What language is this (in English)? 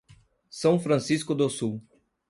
Portuguese